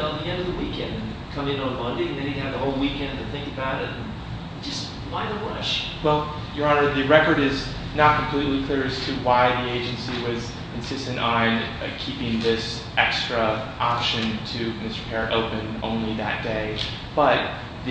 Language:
English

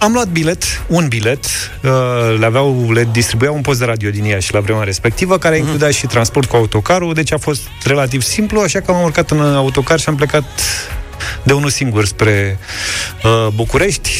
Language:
Romanian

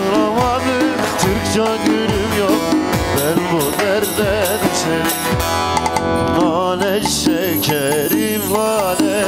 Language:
Arabic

